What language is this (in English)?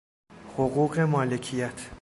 Persian